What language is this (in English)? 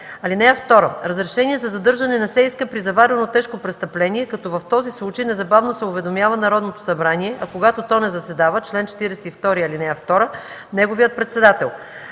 Bulgarian